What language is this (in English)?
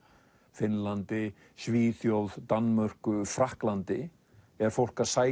Icelandic